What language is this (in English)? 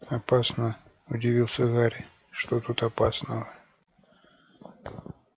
Russian